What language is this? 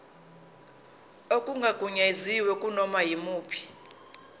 Zulu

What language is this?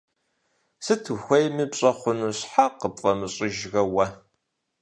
Kabardian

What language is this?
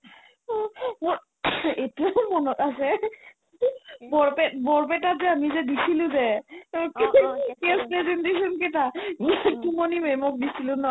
Assamese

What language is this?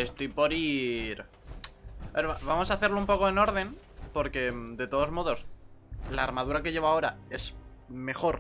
Spanish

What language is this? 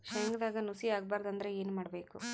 Kannada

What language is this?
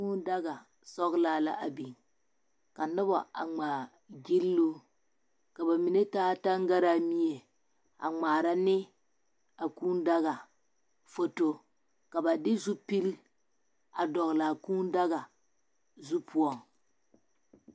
Southern Dagaare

